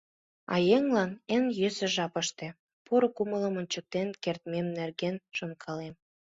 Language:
Mari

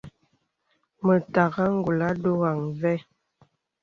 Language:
Bebele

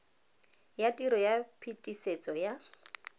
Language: Tswana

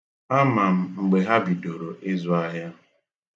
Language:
Igbo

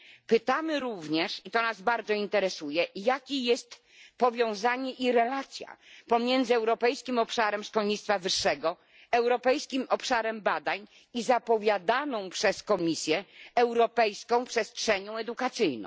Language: Polish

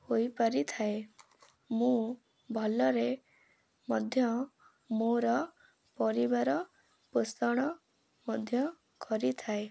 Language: Odia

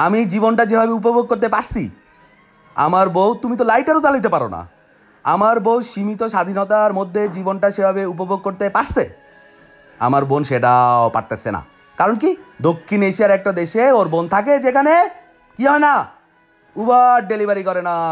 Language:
Bangla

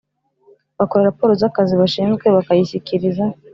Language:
Kinyarwanda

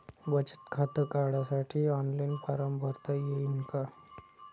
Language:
Marathi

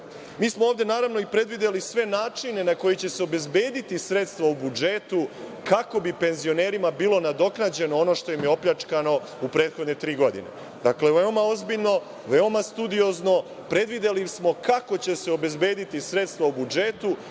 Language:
Serbian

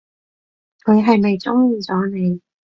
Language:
Cantonese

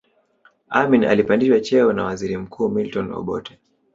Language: Swahili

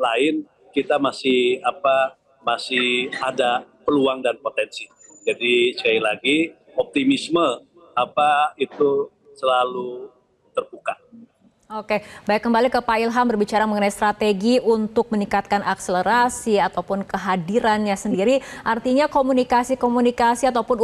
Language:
Indonesian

